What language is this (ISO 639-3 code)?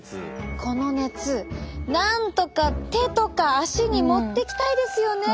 jpn